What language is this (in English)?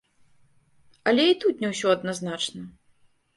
Belarusian